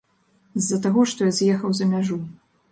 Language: Belarusian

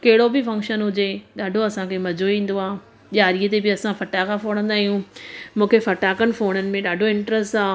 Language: Sindhi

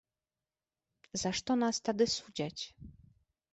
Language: Belarusian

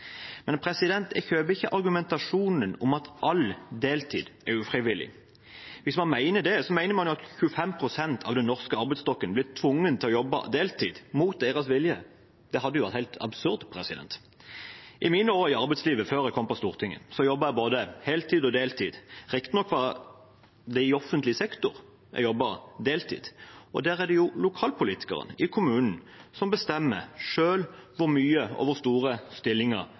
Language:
Norwegian Bokmål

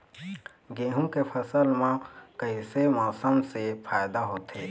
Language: Chhattisgarhi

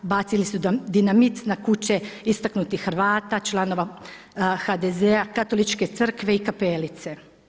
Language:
Croatian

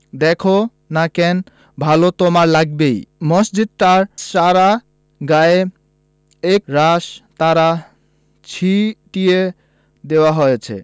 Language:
Bangla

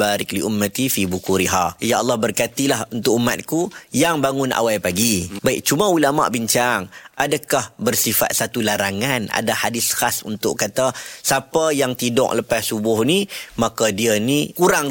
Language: Malay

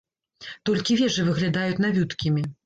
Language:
Belarusian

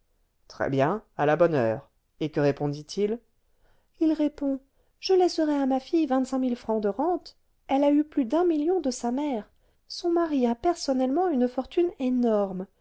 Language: French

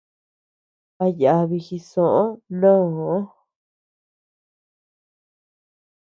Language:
Tepeuxila Cuicatec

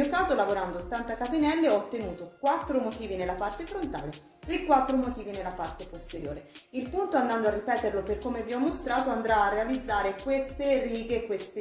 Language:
Italian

